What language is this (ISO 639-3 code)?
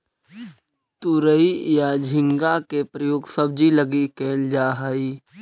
mag